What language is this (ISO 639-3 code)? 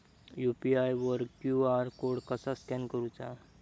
mar